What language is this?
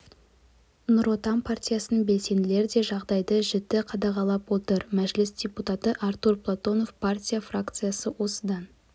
Kazakh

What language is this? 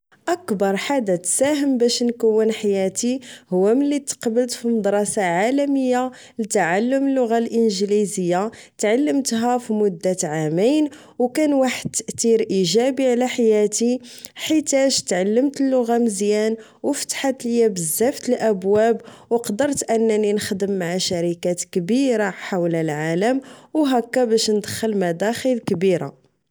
Moroccan Arabic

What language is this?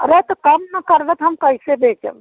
Hindi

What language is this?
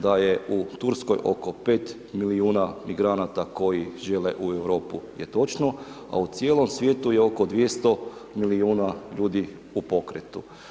Croatian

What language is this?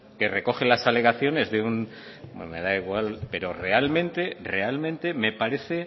Spanish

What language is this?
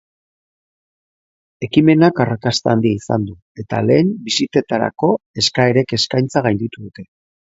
Basque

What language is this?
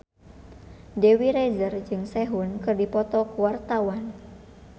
Sundanese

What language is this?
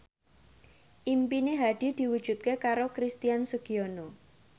Javanese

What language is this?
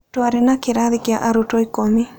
Kikuyu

